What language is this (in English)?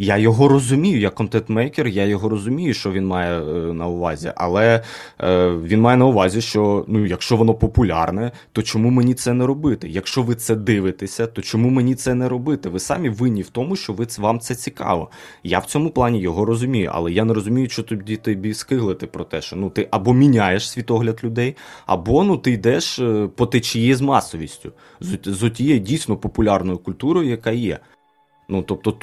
Ukrainian